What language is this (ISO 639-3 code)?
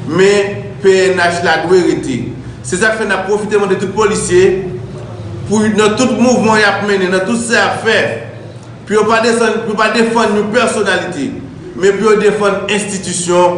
fra